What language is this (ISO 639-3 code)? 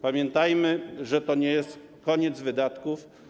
pol